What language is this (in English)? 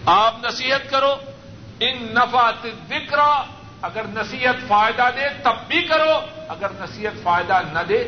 Urdu